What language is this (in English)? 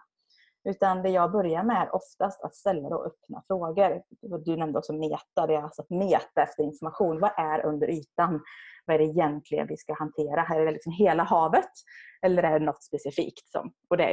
Swedish